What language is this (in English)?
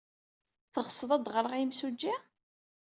Kabyle